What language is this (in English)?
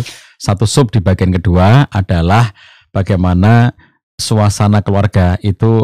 Indonesian